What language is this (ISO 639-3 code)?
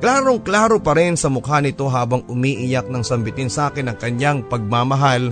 fil